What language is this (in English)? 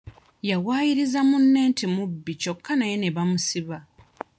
Ganda